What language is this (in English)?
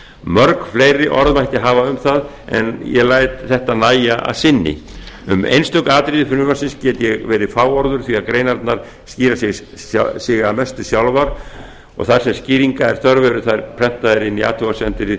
Icelandic